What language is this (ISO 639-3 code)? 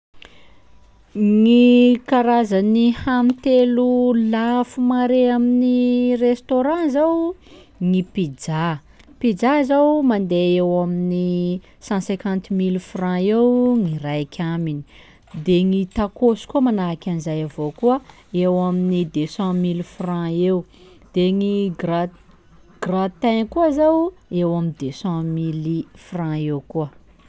skg